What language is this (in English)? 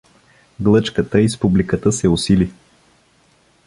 Bulgarian